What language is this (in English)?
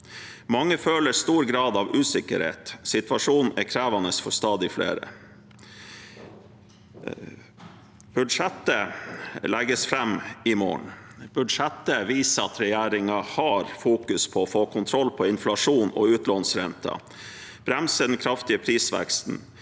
Norwegian